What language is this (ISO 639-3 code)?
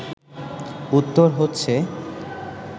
ben